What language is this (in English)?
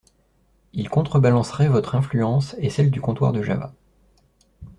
French